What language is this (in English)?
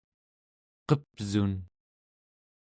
Central Yupik